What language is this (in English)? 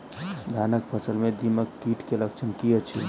Maithili